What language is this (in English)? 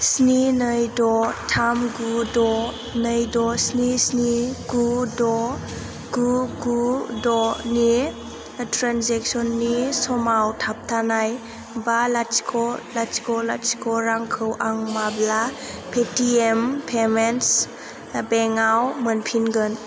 Bodo